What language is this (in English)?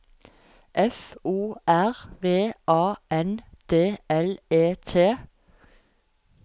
Norwegian